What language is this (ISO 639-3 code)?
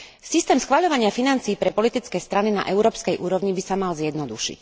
slk